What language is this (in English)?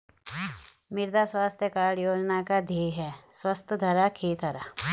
Hindi